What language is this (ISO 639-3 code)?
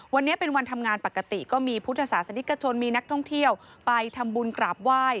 tha